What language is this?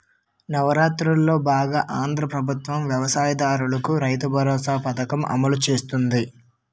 Telugu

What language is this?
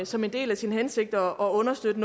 Danish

